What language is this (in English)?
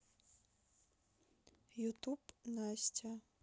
Russian